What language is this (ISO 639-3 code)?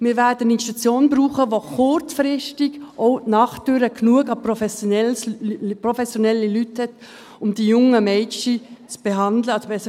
gsw